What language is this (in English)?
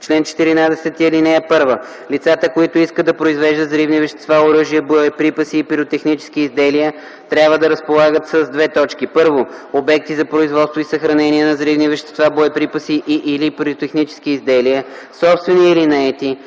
Bulgarian